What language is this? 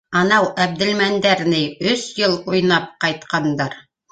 Bashkir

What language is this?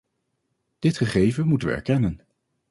Dutch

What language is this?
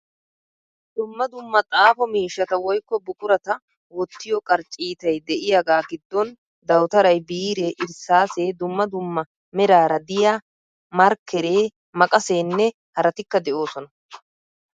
Wolaytta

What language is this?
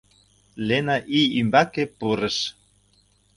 Mari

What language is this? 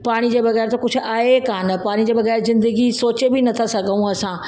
Sindhi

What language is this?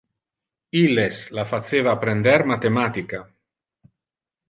Interlingua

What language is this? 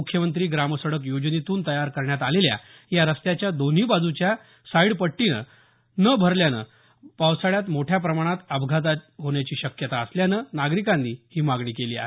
Marathi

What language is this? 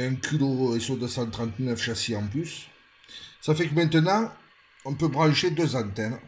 French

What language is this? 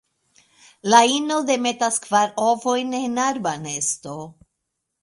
Esperanto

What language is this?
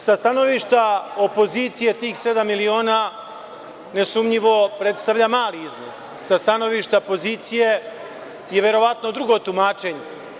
Serbian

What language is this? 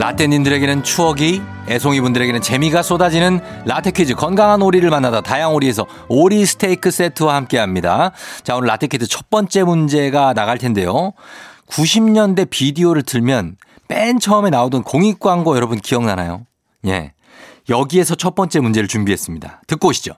Korean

